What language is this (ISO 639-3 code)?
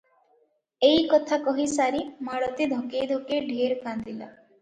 ori